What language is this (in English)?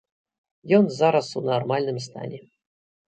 Belarusian